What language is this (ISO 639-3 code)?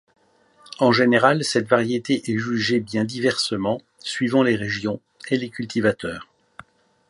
fra